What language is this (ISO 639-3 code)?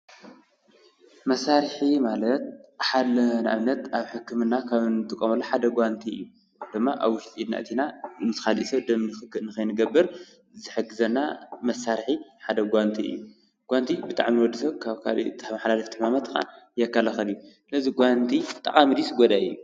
tir